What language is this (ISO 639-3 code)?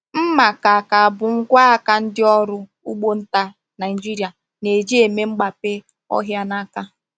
ibo